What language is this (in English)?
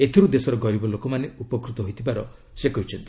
Odia